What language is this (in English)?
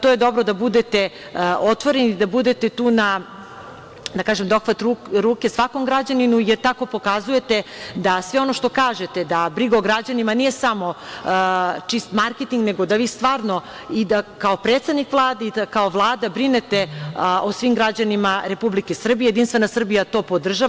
Serbian